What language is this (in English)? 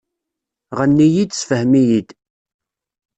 Kabyle